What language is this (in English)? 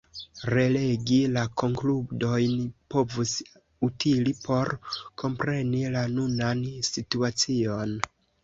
Esperanto